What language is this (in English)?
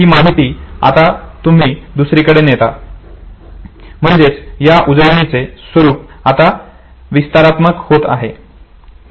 Marathi